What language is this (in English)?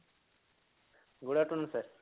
Odia